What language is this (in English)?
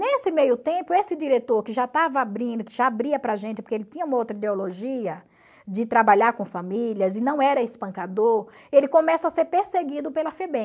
Portuguese